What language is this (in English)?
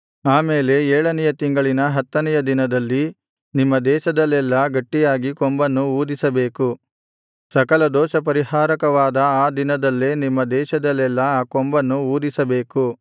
Kannada